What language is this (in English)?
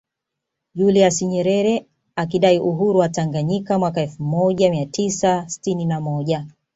Swahili